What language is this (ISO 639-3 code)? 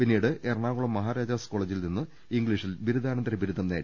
mal